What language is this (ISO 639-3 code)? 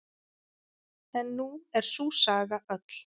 isl